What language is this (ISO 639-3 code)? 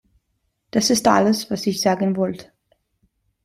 deu